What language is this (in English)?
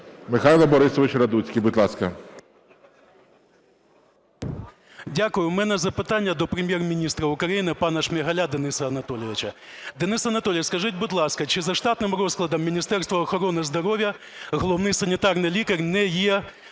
Ukrainian